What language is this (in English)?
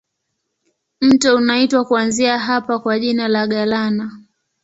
Swahili